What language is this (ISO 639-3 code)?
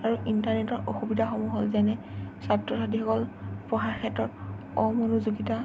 asm